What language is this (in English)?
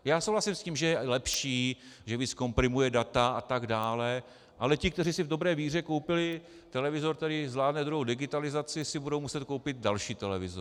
Czech